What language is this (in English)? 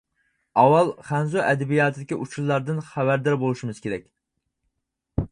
Uyghur